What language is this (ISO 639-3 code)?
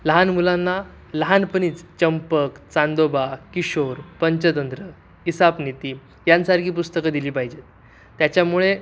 mar